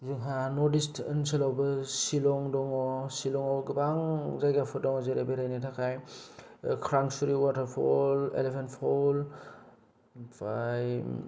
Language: Bodo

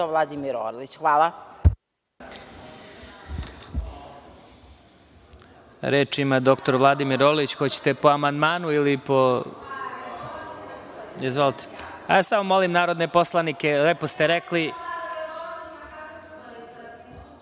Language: Serbian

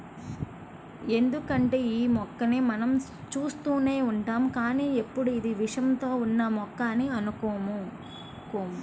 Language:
Telugu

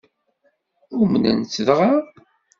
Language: Kabyle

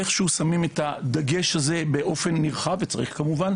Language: Hebrew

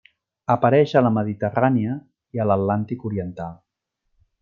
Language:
Catalan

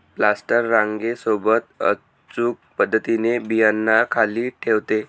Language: Marathi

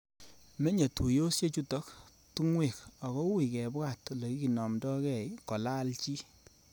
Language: Kalenjin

